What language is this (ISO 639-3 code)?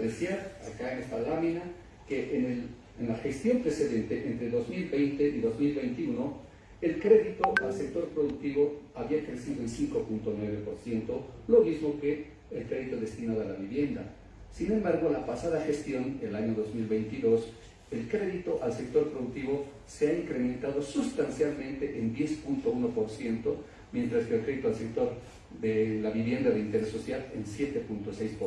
spa